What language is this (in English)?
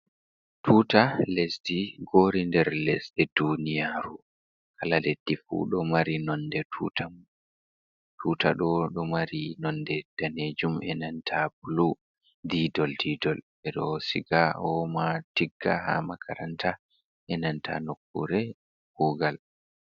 Fula